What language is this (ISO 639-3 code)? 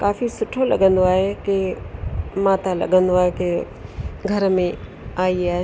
snd